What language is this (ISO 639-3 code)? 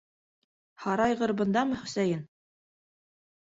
bak